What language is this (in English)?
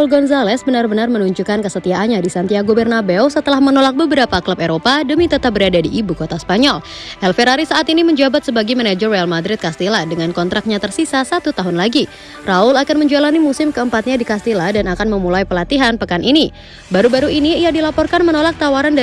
Indonesian